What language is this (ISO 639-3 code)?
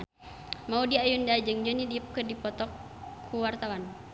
sun